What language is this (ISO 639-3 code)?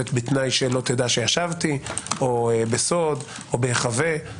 heb